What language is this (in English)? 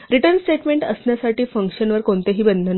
Marathi